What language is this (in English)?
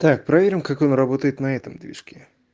Russian